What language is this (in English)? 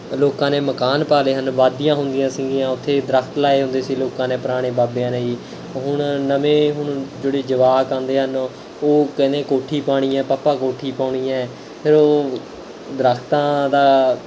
Punjabi